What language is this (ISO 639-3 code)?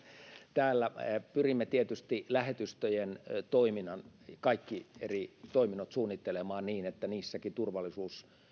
fin